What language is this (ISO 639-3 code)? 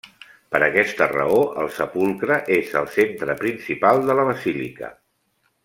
cat